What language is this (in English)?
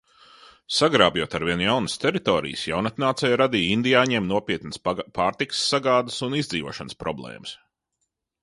Latvian